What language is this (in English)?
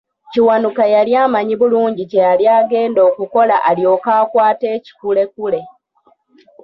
Ganda